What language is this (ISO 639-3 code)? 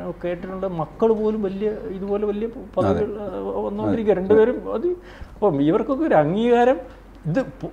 mal